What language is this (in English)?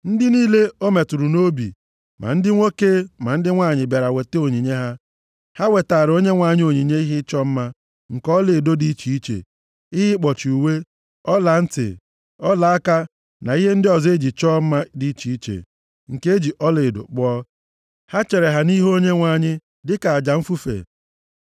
Igbo